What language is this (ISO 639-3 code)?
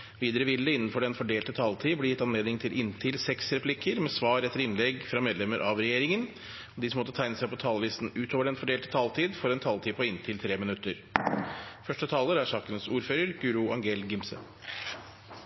nob